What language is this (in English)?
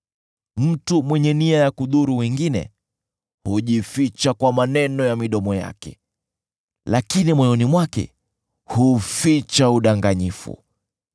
Swahili